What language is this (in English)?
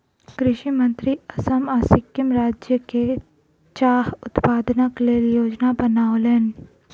Maithili